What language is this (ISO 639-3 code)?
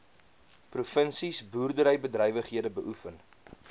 afr